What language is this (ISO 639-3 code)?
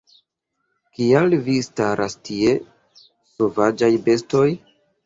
epo